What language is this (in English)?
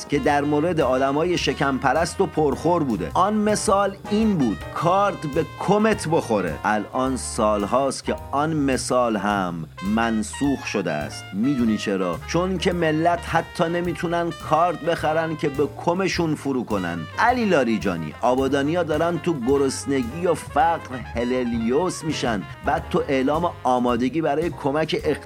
Persian